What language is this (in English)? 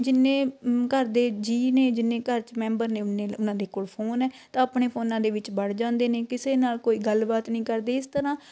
Punjabi